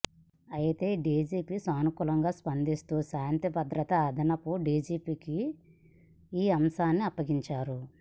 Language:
Telugu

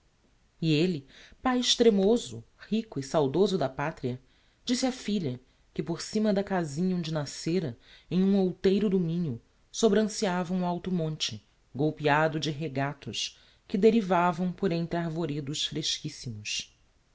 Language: Portuguese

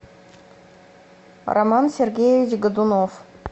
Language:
Russian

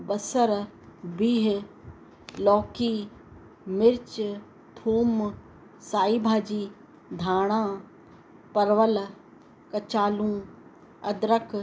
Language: Sindhi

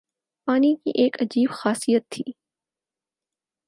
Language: Urdu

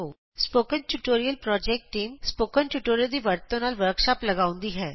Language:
Punjabi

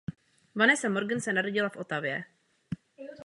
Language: Czech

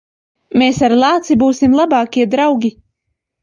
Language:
Latvian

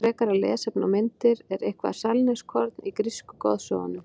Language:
Icelandic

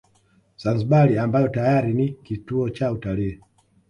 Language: Swahili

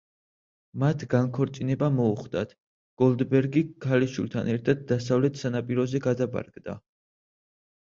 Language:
Georgian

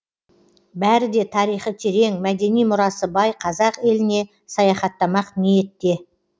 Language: Kazakh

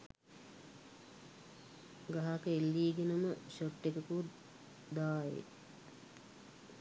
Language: Sinhala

